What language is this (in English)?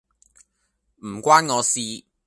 Cantonese